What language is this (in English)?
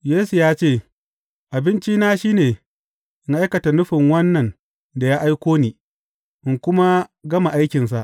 Hausa